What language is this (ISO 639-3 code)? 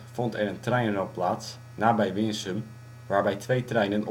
nld